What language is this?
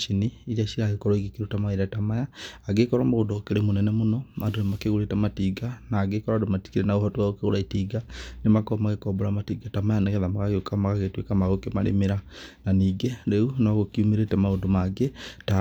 Kikuyu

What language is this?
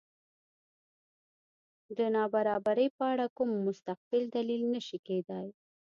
Pashto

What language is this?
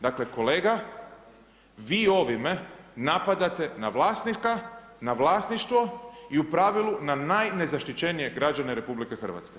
Croatian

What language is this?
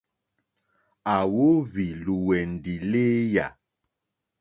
Mokpwe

